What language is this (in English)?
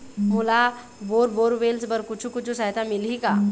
Chhattisgarhi